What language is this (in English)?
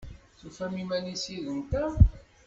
Kabyle